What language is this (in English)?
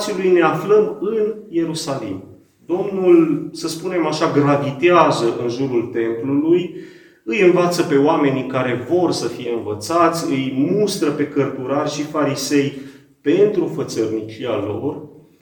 Romanian